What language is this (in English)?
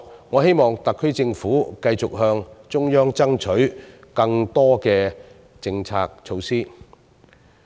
Cantonese